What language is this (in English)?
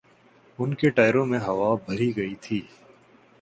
Urdu